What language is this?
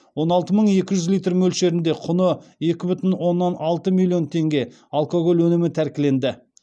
Kazakh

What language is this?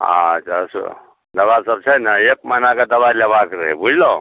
Maithili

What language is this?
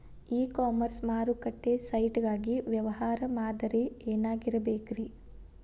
Kannada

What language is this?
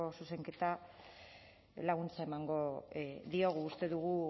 Basque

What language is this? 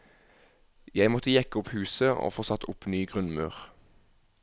Norwegian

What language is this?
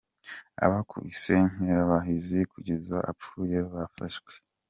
Kinyarwanda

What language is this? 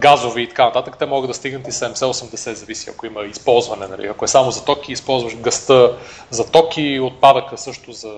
Bulgarian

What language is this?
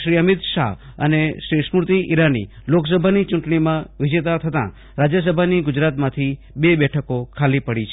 Gujarati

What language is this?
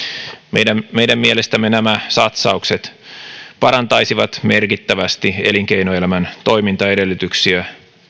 Finnish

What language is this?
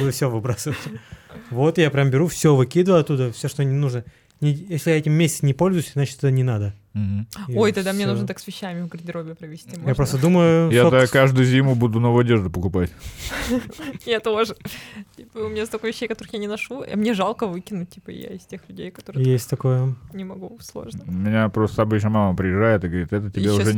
Russian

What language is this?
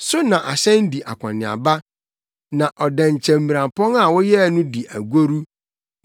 Akan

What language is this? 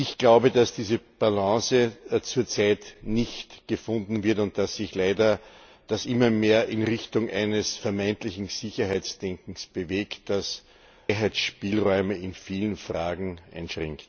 German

